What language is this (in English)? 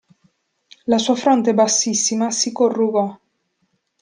Italian